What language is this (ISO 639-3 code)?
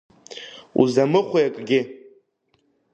abk